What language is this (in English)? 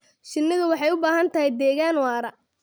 Somali